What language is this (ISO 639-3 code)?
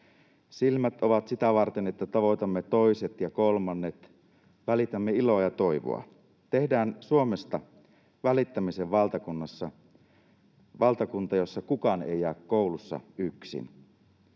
fin